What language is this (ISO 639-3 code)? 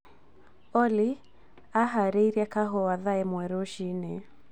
kik